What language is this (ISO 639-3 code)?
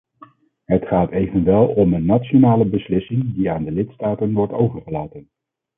nld